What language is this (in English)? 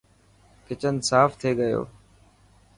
Dhatki